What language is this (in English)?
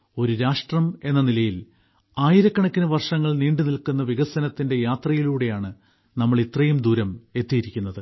Malayalam